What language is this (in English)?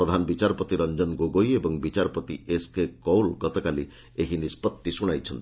Odia